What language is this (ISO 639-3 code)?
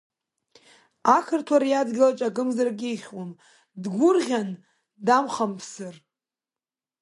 abk